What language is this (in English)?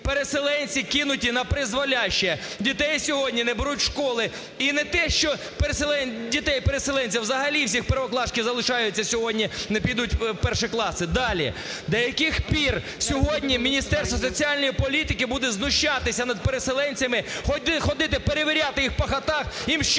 Ukrainian